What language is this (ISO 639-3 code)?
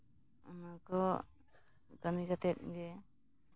sat